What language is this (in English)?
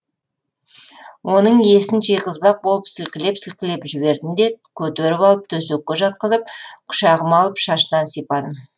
Kazakh